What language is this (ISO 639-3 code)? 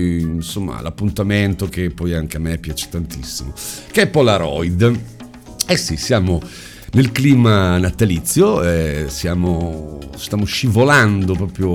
ita